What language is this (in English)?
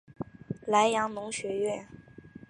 Chinese